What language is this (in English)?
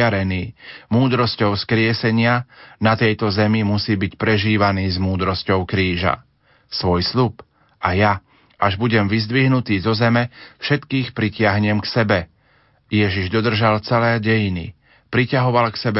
Slovak